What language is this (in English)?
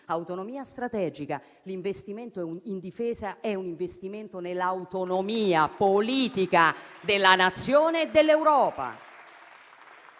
Italian